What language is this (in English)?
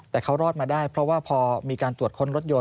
Thai